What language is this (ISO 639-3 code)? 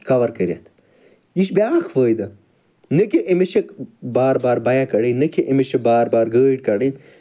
kas